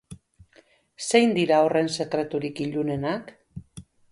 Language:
Basque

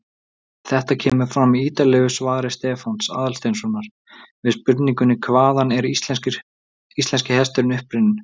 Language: Icelandic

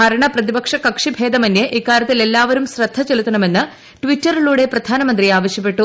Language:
Malayalam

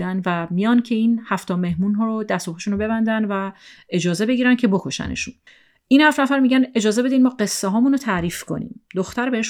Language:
Persian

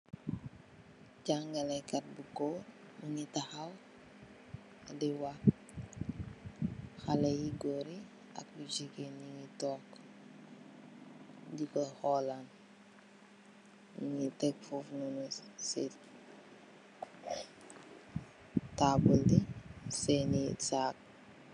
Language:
Wolof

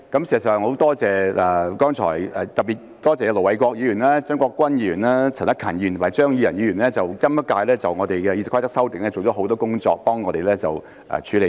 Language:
Cantonese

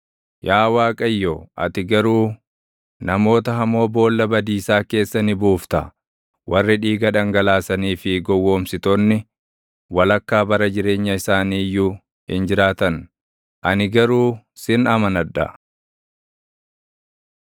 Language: Oromo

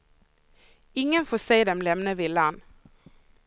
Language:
Swedish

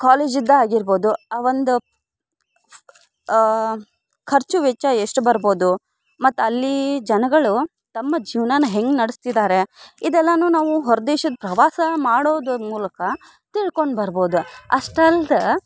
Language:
Kannada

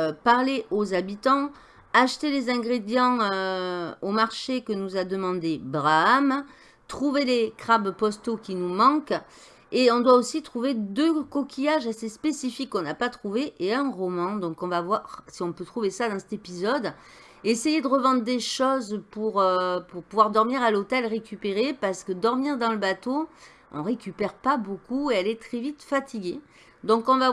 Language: French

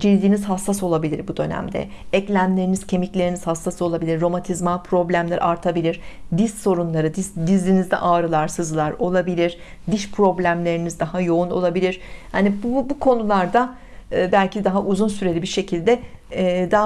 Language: Turkish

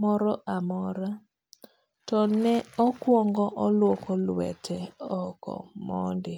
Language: Luo (Kenya and Tanzania)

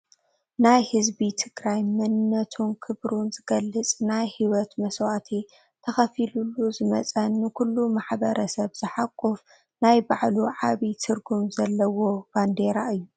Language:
Tigrinya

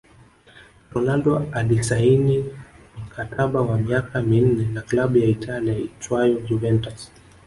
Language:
Swahili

